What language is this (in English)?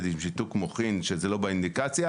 Hebrew